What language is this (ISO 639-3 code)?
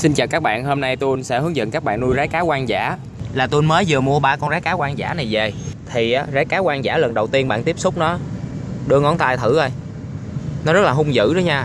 vie